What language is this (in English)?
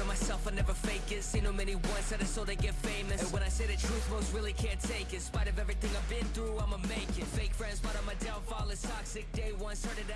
Indonesian